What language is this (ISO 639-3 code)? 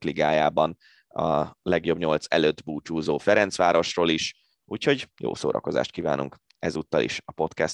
hun